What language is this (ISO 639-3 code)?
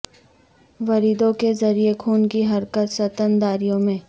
urd